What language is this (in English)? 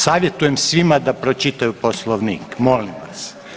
Croatian